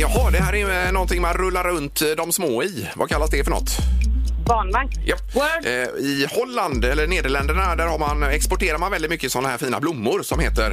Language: Swedish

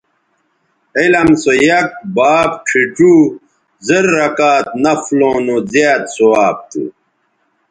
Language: Bateri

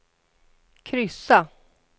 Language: Swedish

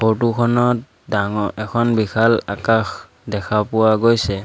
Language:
Assamese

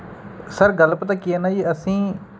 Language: Punjabi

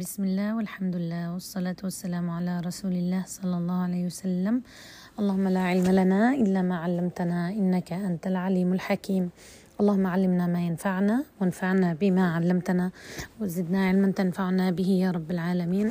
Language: Arabic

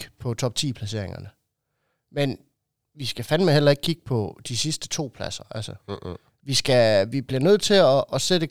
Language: Danish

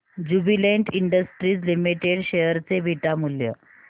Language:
Marathi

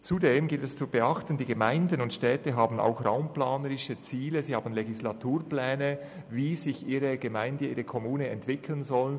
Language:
Swiss German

